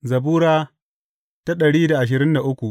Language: Hausa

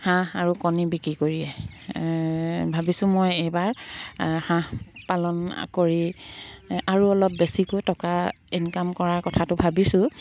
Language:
Assamese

